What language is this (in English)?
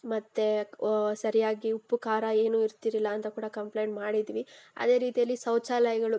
Kannada